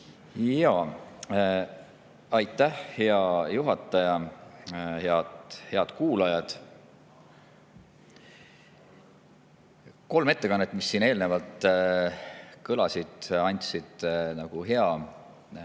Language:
Estonian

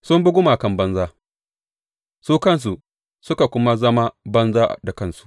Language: Hausa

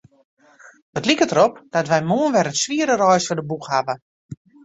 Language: Western Frisian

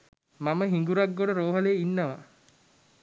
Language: Sinhala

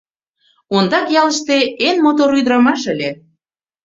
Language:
Mari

